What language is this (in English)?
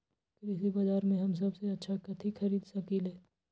Magahi